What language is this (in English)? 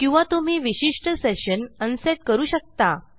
Marathi